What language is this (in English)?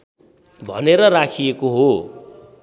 Nepali